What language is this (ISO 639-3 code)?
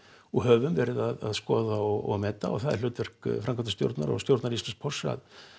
isl